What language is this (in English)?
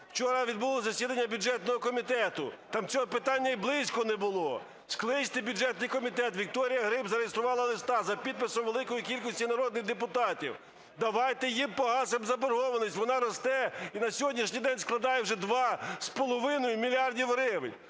Ukrainian